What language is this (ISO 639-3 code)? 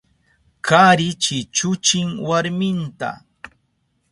qup